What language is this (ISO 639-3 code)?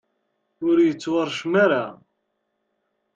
kab